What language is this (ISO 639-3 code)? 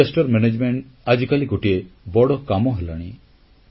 ori